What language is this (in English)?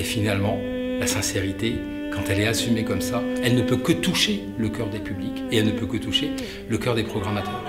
French